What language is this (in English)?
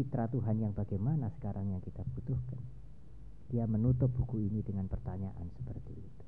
Indonesian